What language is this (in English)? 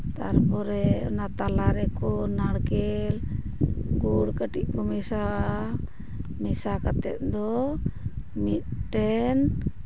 Santali